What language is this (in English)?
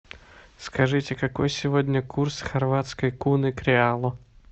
Russian